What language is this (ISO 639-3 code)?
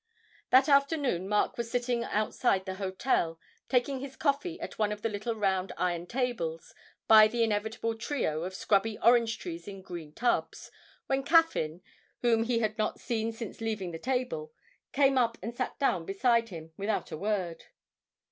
eng